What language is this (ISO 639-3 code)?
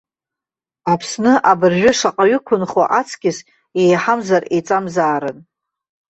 abk